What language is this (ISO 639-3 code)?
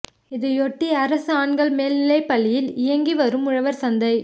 tam